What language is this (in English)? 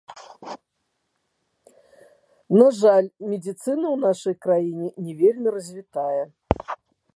Belarusian